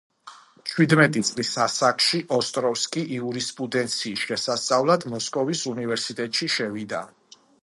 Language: Georgian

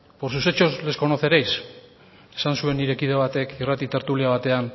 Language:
Basque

